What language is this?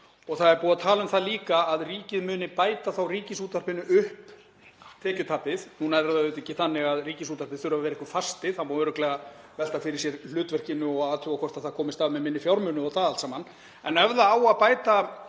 Icelandic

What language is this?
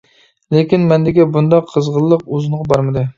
Uyghur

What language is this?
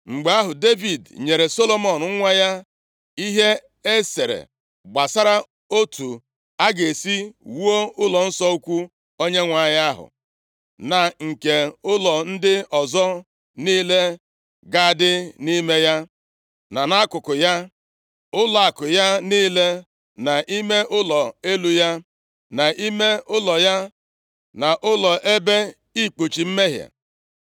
Igbo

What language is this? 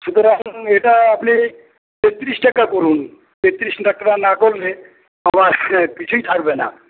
Bangla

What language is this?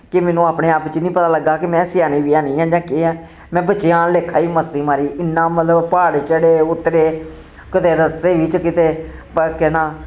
Dogri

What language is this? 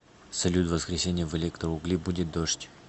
Russian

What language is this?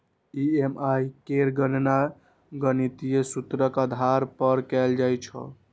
Maithili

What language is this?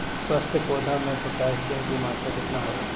Bhojpuri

